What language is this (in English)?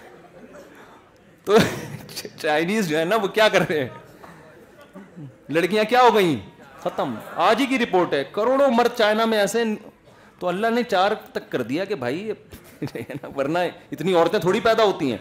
Urdu